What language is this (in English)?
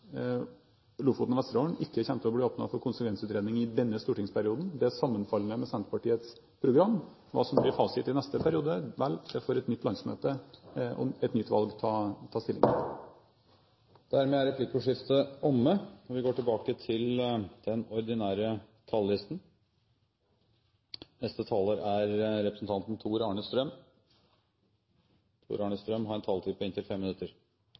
Norwegian